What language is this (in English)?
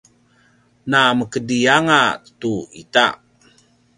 Paiwan